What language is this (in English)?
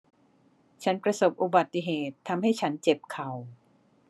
Thai